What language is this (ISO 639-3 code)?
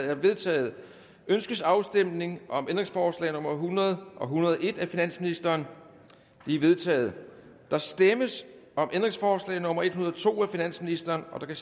dan